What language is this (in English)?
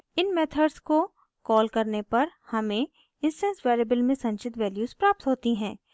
Hindi